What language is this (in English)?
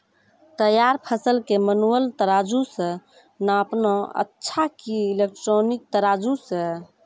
Maithili